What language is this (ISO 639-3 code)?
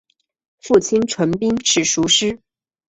zho